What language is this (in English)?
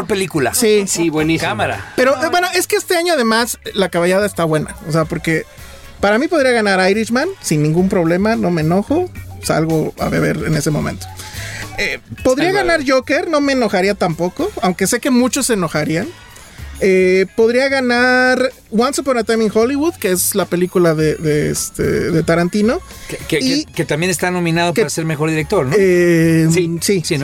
Spanish